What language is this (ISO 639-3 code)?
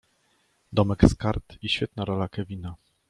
pol